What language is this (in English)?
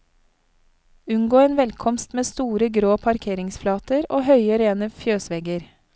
Norwegian